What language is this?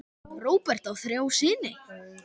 Icelandic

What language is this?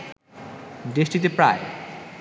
Bangla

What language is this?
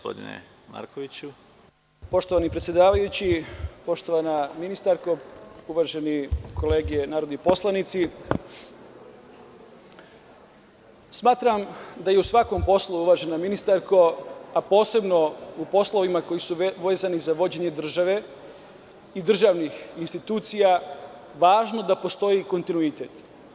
Serbian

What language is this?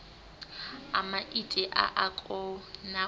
Venda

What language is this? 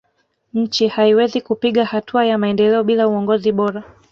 Swahili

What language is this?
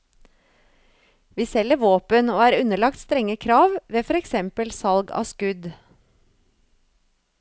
Norwegian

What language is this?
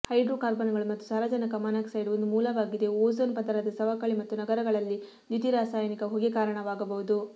Kannada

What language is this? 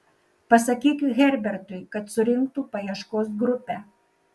Lithuanian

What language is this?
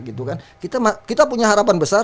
Indonesian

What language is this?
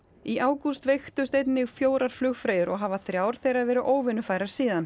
Icelandic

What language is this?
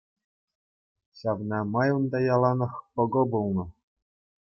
Chuvash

